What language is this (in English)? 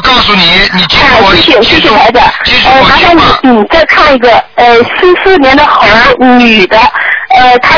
Chinese